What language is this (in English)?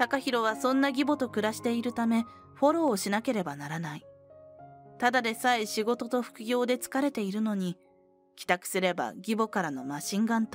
Japanese